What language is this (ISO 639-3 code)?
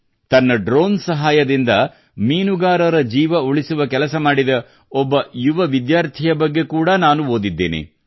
kan